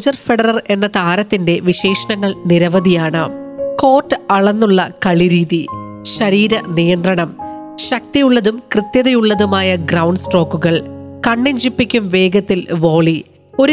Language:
Malayalam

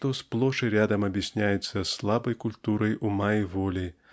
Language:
Russian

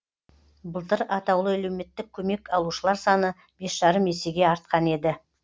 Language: Kazakh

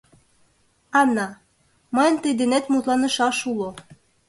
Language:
Mari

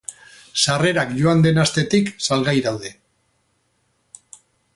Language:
Basque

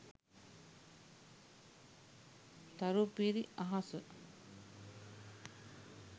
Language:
Sinhala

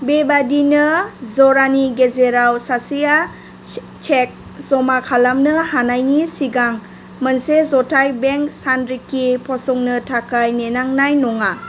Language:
Bodo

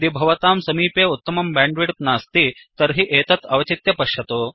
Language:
Sanskrit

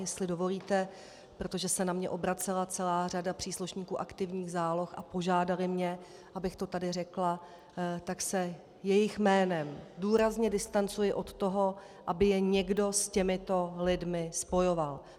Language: Czech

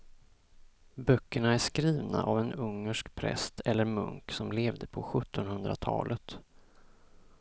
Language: Swedish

